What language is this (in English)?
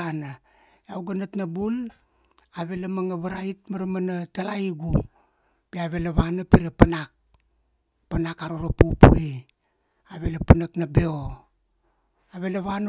Kuanua